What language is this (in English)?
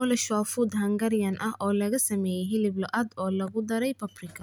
Somali